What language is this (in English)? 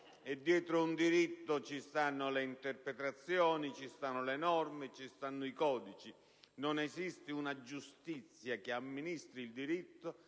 Italian